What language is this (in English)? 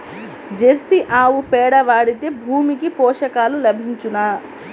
Telugu